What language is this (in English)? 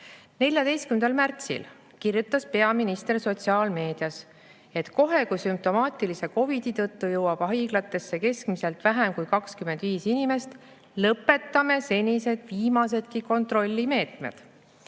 Estonian